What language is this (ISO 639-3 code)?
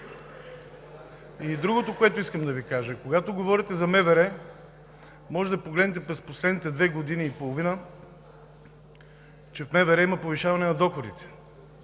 bul